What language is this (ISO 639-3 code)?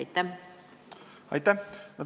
est